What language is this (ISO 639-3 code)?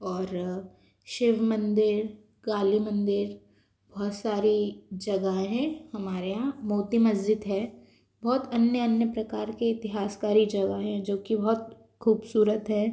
hin